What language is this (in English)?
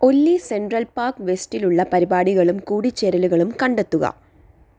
Malayalam